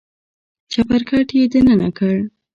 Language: Pashto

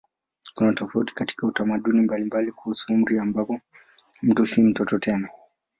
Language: Swahili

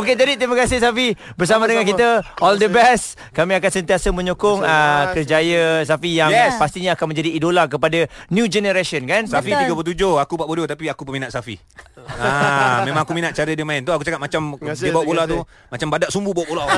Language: Malay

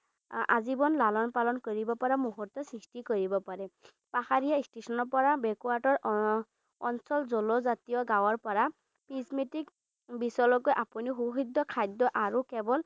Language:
Assamese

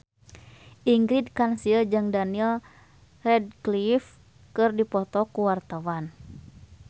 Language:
Sundanese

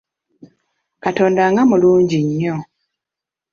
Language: Ganda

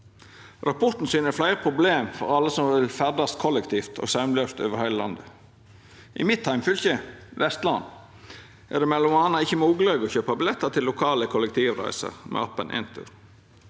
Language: Norwegian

